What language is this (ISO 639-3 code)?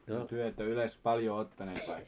fin